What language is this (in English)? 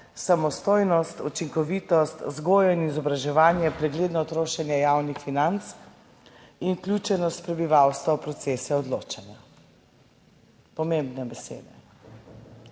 Slovenian